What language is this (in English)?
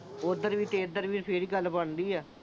Punjabi